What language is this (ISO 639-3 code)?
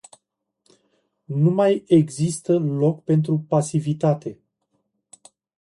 ron